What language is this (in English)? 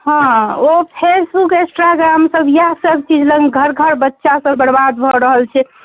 Maithili